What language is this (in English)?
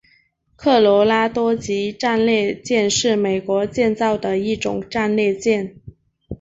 Chinese